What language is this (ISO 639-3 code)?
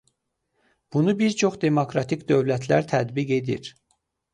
aze